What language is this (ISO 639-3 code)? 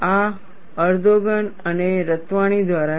guj